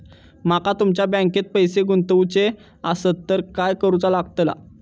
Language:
Marathi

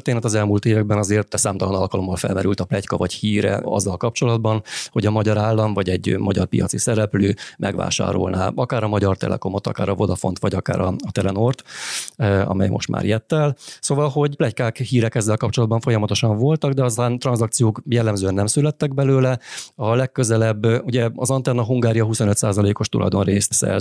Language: Hungarian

